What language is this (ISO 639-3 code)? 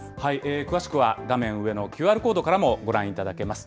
jpn